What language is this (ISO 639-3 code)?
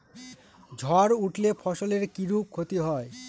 ben